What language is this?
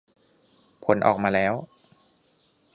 Thai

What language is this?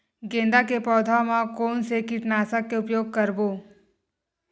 Chhattisgarhi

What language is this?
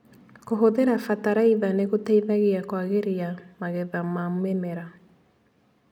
Kikuyu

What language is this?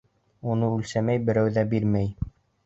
Bashkir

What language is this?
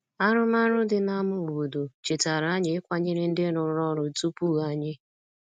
Igbo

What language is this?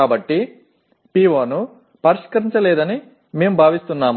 Telugu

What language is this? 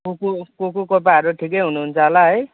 Nepali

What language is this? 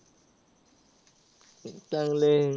Marathi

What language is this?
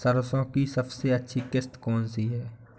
Hindi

